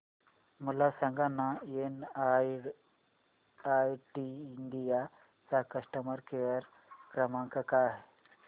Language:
Marathi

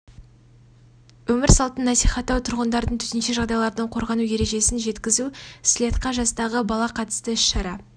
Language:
Kazakh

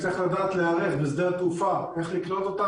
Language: Hebrew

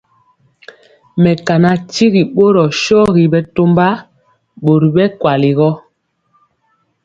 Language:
Mpiemo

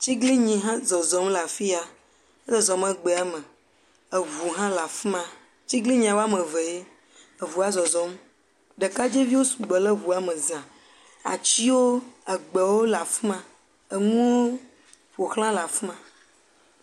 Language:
Ewe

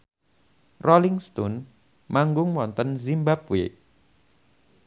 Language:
Javanese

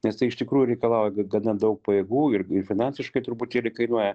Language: Lithuanian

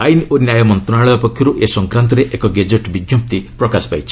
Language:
Odia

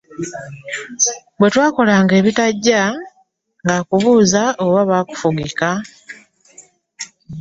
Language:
Ganda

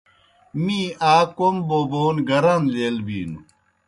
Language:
Kohistani Shina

